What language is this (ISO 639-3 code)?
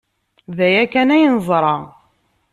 kab